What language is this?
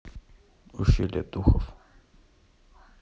Russian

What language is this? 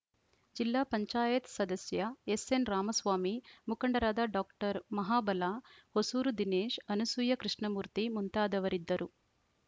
Kannada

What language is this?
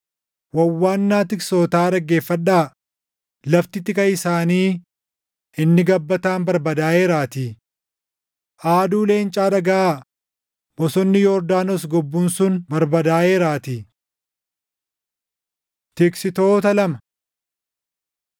Oromo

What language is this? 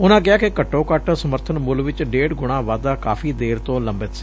Punjabi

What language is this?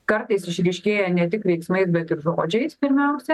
Lithuanian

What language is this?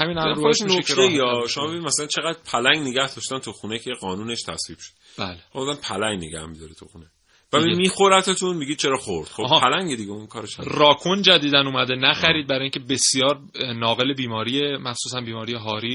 Persian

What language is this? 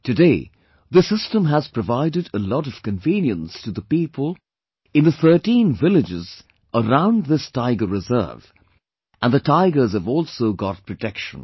English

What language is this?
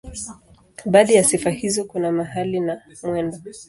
Swahili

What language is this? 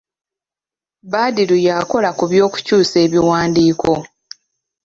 Ganda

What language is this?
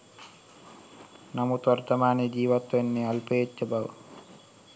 Sinhala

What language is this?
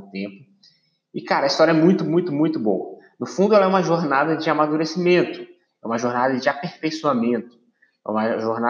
Portuguese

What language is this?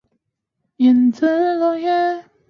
Chinese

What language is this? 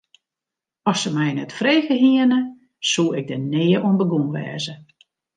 Western Frisian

